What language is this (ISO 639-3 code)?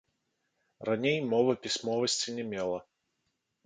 bel